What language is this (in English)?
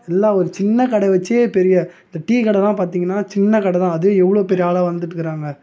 Tamil